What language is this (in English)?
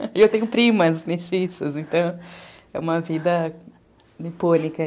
Portuguese